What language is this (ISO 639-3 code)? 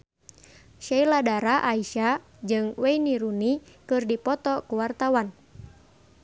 sun